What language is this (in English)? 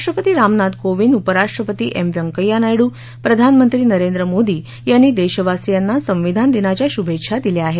Marathi